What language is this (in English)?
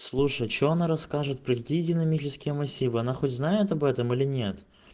Russian